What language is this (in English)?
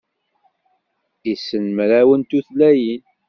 Kabyle